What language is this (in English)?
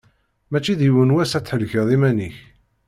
Kabyle